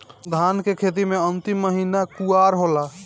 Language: Bhojpuri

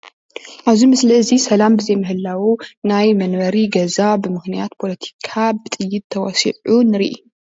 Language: Tigrinya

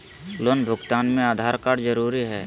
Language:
Magahi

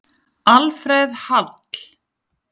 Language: Icelandic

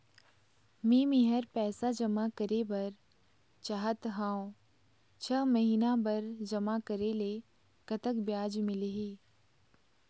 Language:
Chhattisgarhi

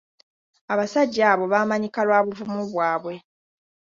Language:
Ganda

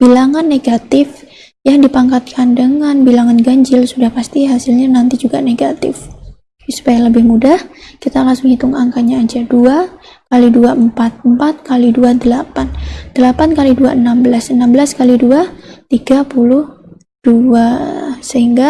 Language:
Indonesian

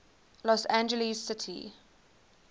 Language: English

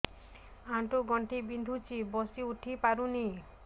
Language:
Odia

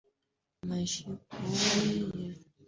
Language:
Swahili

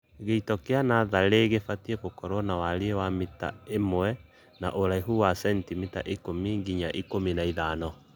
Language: Kikuyu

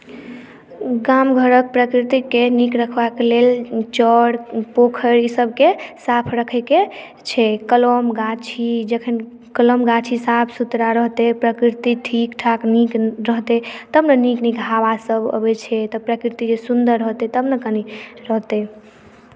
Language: Maithili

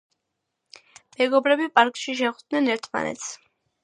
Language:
Georgian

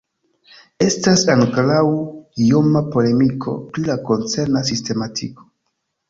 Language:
Esperanto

